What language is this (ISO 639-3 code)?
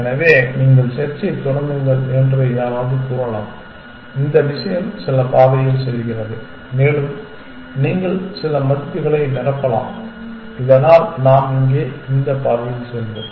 tam